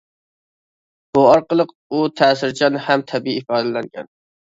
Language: Uyghur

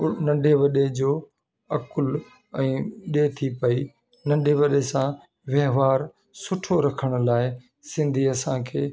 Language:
Sindhi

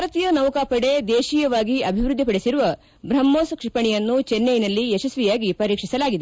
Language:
Kannada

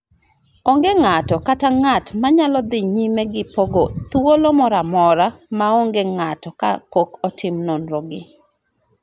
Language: Luo (Kenya and Tanzania)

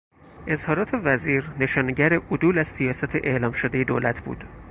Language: Persian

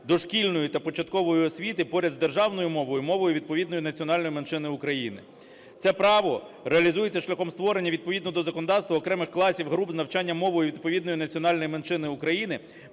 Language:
Ukrainian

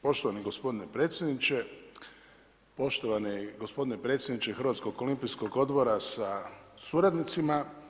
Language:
Croatian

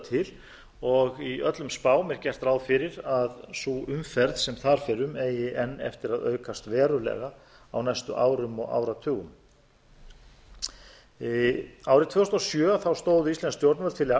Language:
Icelandic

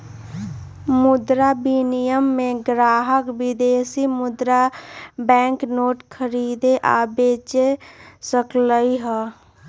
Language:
Magahi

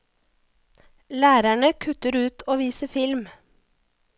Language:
Norwegian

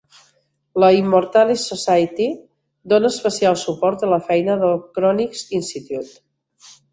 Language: Catalan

